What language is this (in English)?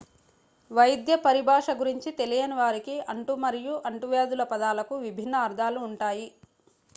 Telugu